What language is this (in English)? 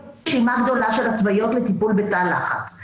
Hebrew